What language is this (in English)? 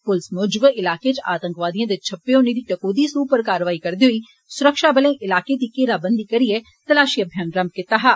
Dogri